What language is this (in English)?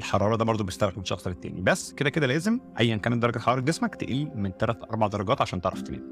Arabic